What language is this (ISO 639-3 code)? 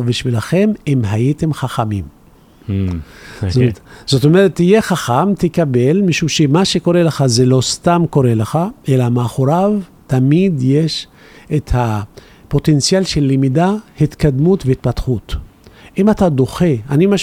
heb